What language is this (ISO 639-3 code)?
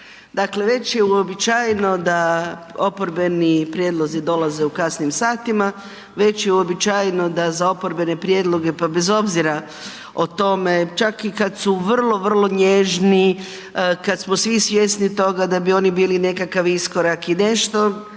hrv